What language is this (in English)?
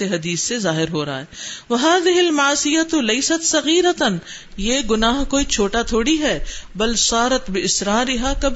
Urdu